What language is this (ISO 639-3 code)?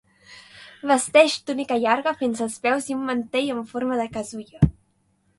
cat